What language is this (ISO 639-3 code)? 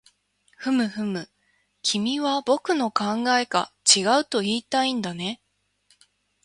jpn